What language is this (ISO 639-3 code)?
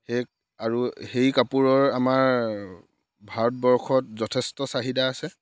asm